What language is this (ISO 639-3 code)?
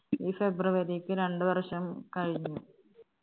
mal